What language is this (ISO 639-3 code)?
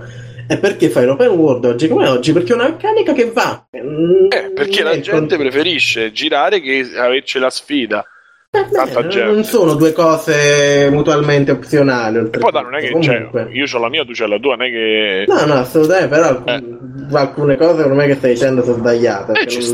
ita